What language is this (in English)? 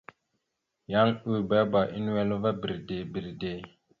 Mada (Cameroon)